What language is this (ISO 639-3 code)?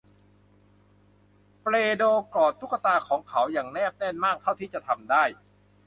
tha